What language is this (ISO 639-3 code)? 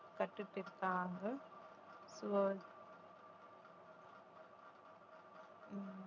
tam